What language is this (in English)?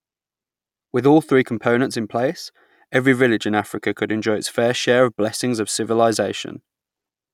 English